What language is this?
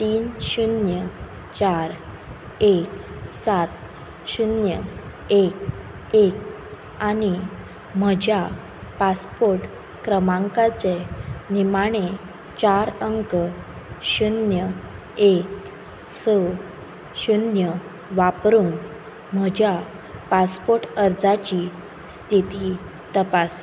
Konkani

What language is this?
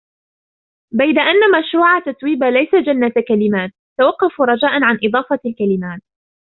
Arabic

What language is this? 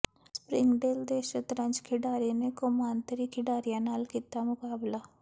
Punjabi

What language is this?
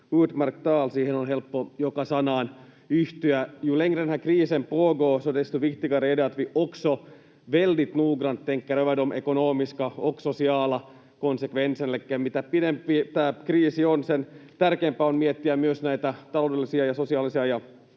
Finnish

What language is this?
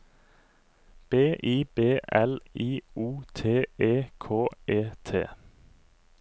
Norwegian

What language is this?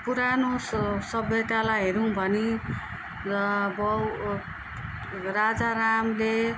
Nepali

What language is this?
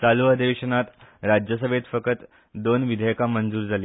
Konkani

